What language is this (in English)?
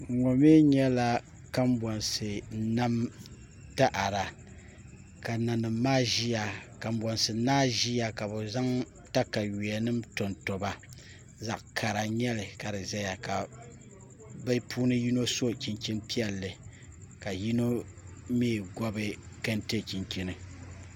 Dagbani